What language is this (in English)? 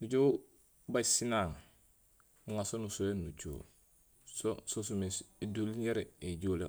Gusilay